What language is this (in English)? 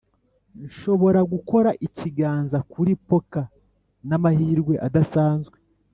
Kinyarwanda